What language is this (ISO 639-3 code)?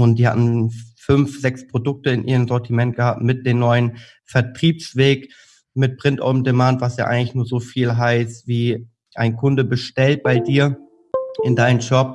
deu